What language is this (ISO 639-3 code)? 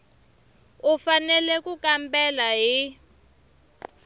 tso